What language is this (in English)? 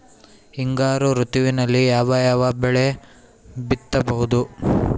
Kannada